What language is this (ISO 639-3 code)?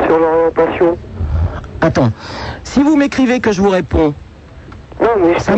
fra